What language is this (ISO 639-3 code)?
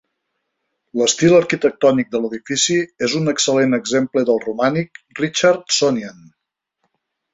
cat